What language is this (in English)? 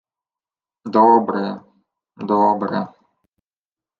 Ukrainian